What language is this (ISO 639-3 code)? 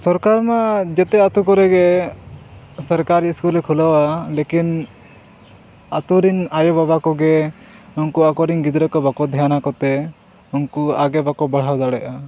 sat